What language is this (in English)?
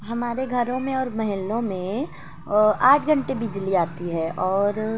Urdu